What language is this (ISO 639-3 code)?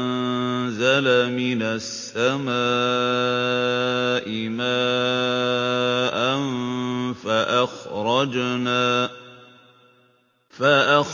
ara